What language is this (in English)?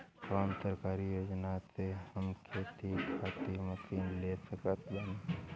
Bhojpuri